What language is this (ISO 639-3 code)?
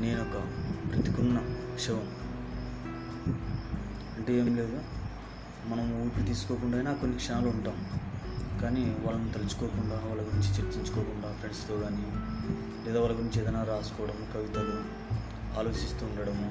tel